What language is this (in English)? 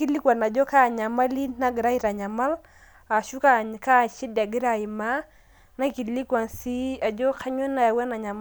Masai